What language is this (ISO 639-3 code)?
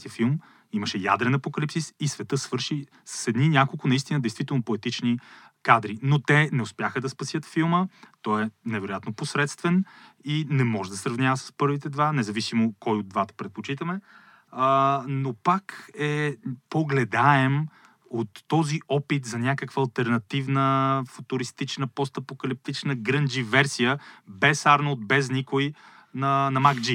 bul